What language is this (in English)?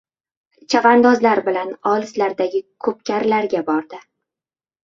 Uzbek